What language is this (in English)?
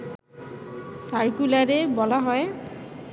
Bangla